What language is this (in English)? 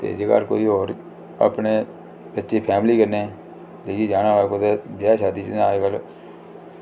Dogri